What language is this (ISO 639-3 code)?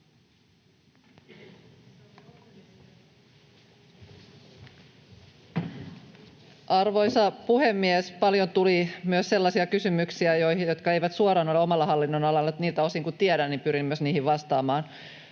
fin